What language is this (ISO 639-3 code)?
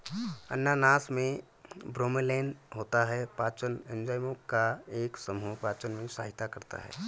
hin